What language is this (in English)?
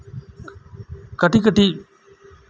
Santali